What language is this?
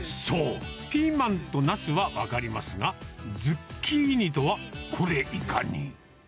Japanese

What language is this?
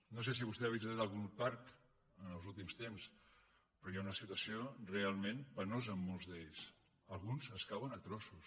Catalan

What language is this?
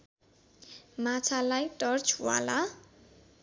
Nepali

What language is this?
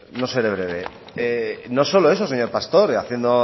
Spanish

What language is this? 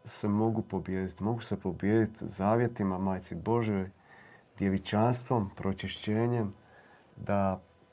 Croatian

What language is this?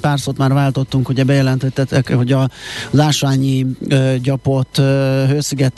Hungarian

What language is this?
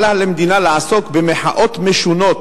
Hebrew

